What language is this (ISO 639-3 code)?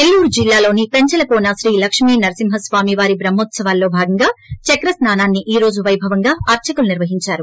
tel